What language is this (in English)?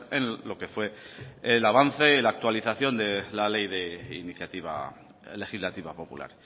Spanish